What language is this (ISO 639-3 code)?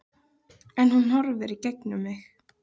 isl